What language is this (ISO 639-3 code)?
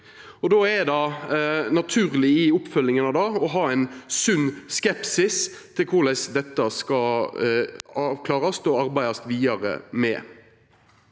nor